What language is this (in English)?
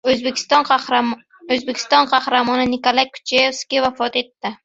Uzbek